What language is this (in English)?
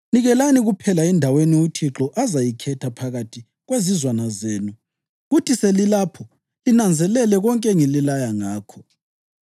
North Ndebele